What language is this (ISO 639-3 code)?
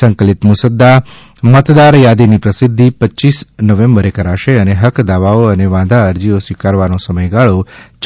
guj